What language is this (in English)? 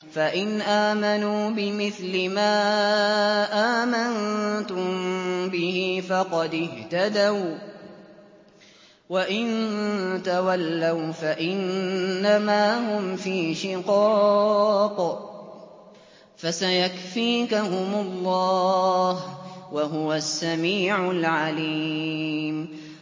Arabic